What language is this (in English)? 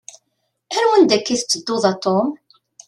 Kabyle